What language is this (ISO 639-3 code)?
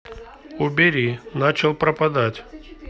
rus